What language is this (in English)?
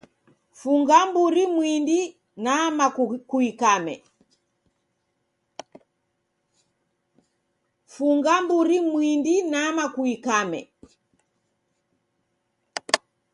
Taita